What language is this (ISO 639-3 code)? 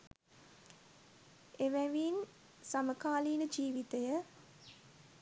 sin